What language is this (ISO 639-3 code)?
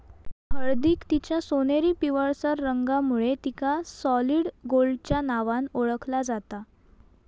mar